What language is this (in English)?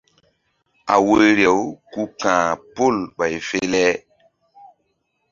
Mbum